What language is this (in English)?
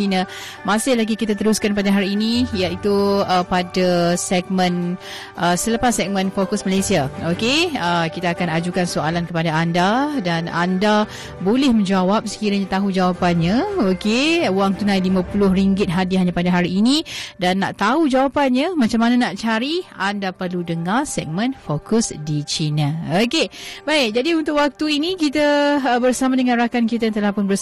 Malay